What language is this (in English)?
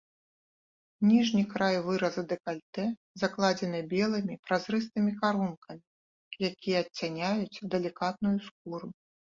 Belarusian